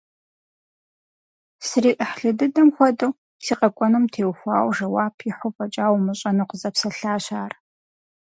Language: Kabardian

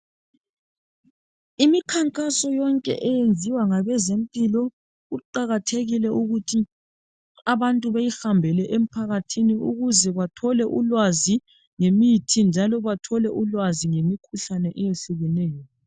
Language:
North Ndebele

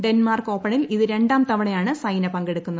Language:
Malayalam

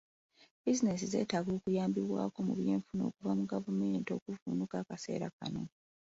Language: Ganda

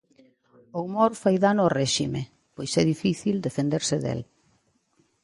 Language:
Galician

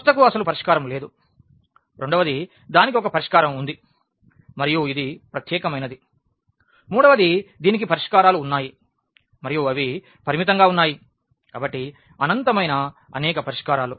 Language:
Telugu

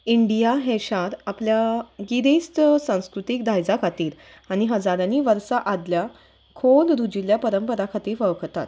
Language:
Konkani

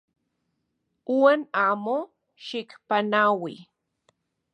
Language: Central Puebla Nahuatl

